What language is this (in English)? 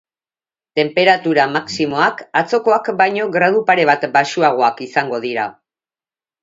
Basque